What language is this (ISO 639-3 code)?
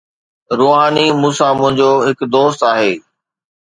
snd